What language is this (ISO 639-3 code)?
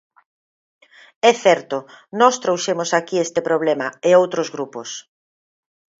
glg